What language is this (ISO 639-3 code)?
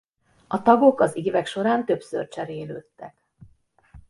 hun